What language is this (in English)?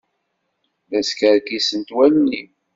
Kabyle